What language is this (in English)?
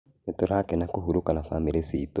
Kikuyu